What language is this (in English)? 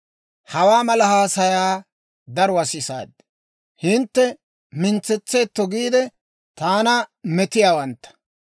Dawro